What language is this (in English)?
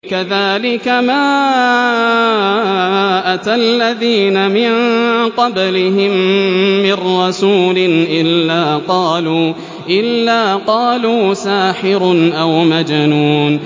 Arabic